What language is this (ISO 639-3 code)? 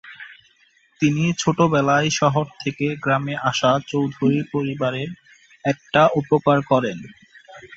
ben